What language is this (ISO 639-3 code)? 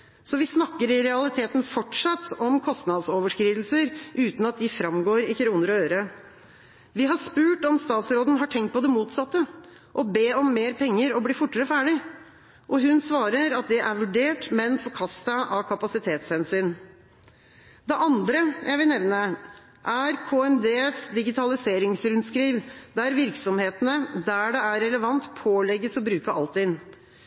nob